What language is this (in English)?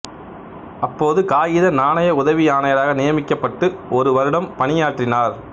Tamil